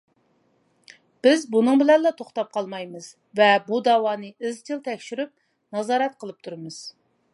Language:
Uyghur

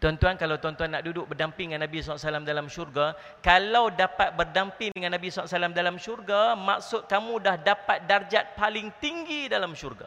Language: Malay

